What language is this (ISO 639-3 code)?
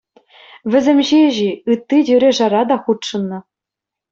chv